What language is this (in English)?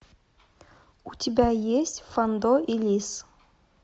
Russian